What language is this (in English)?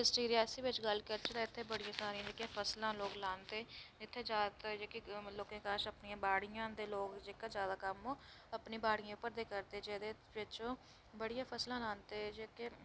Dogri